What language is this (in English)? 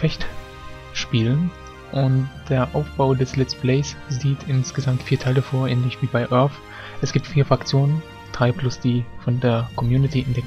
German